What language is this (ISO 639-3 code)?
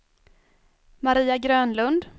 swe